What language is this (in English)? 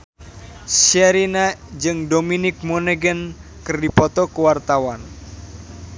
Sundanese